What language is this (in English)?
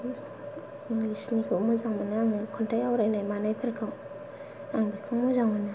Bodo